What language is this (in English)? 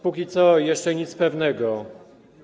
Polish